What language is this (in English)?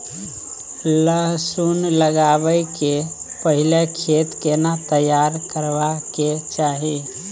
Maithili